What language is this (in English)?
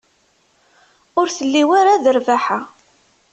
Kabyle